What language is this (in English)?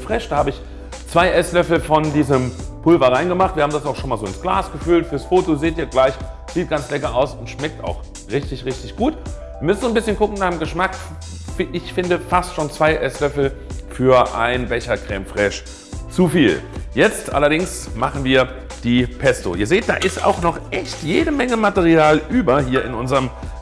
German